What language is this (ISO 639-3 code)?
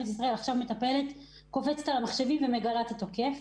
heb